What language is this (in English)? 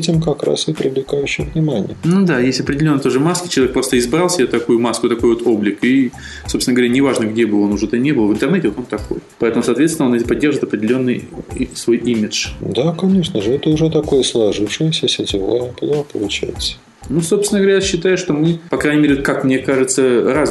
Russian